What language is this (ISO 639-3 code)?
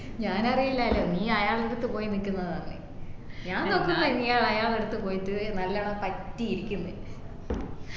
mal